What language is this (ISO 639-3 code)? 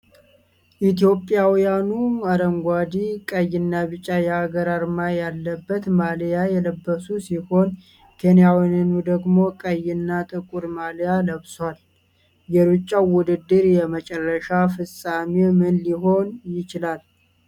amh